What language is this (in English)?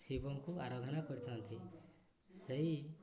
Odia